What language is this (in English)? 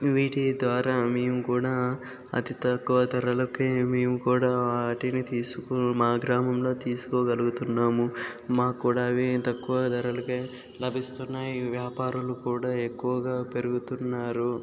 Telugu